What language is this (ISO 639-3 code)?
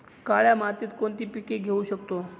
mar